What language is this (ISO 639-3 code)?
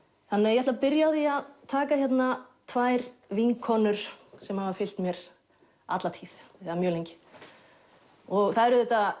isl